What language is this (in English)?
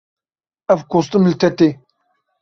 Kurdish